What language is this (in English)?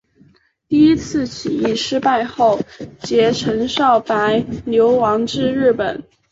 Chinese